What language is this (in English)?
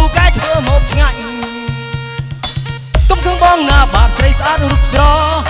Indonesian